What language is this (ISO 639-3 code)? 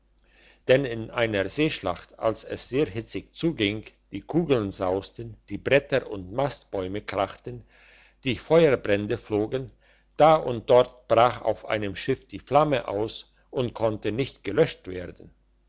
deu